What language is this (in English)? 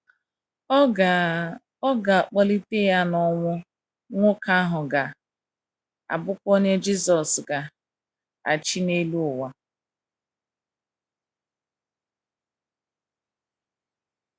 Igbo